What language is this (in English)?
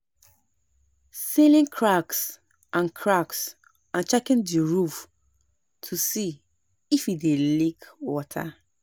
Nigerian Pidgin